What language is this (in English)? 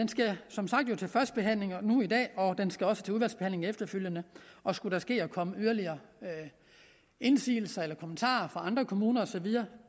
Danish